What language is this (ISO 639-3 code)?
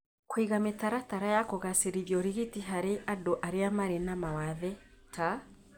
kik